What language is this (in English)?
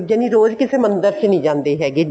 Punjabi